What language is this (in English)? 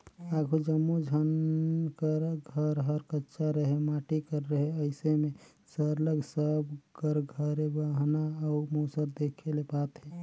Chhattisgarhi